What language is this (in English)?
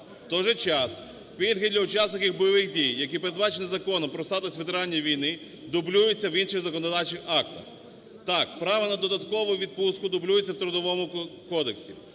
Ukrainian